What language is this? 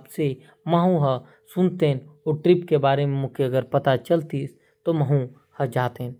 Korwa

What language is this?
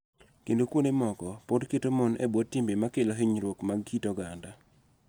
Luo (Kenya and Tanzania)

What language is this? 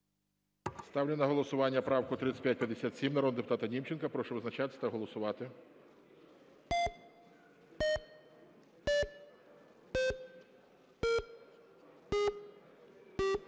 Ukrainian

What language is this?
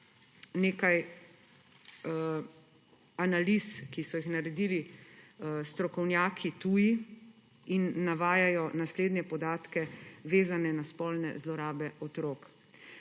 Slovenian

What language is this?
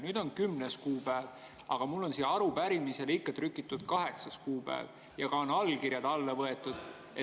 Estonian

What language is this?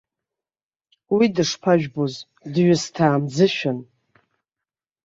Abkhazian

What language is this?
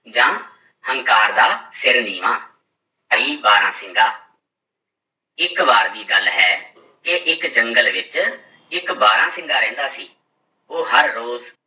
Punjabi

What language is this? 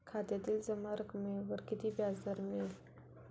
Marathi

